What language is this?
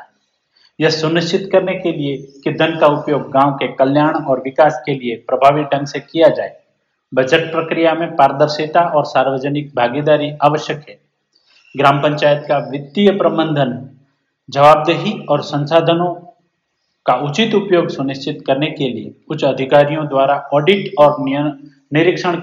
Hindi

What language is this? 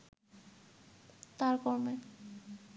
Bangla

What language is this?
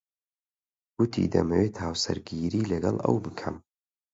Central Kurdish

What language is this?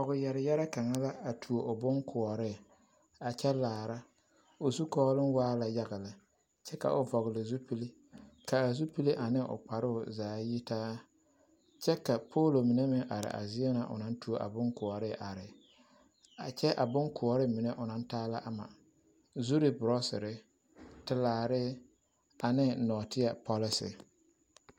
Southern Dagaare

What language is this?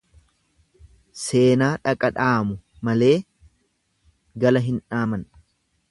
Oromo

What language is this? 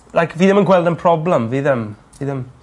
Welsh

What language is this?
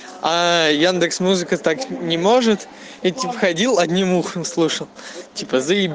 Russian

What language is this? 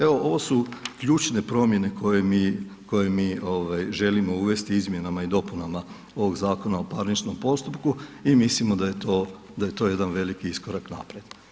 Croatian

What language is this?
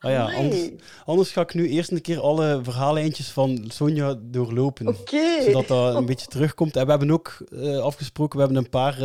Dutch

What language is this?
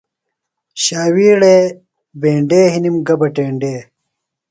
Phalura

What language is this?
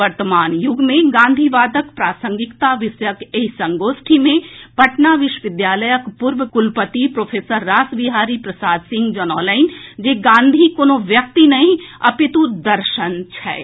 Maithili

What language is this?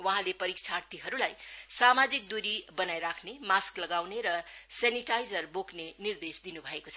Nepali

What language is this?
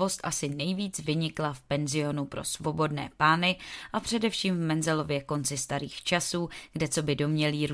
Czech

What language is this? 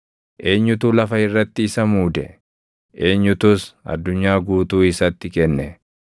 Oromo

